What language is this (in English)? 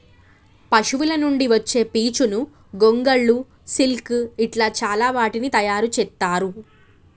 Telugu